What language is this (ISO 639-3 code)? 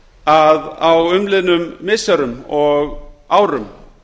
isl